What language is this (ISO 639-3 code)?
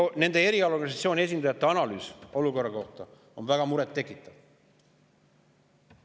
est